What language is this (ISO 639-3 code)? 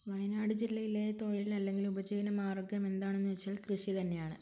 mal